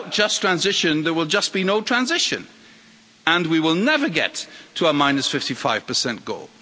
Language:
English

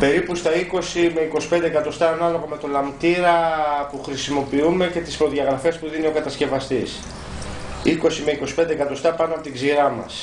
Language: Greek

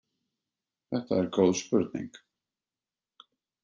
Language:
Icelandic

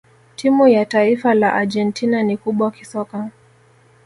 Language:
Swahili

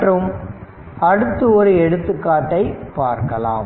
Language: Tamil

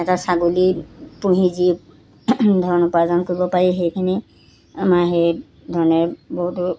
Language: Assamese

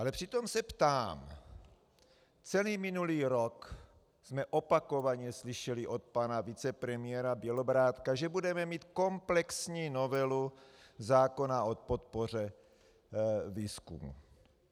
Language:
Czech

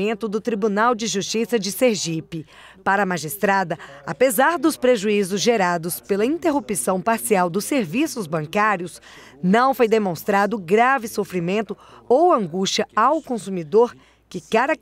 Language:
Portuguese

